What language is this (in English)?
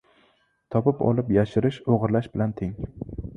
Uzbek